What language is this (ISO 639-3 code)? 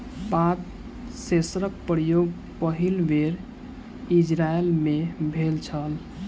mai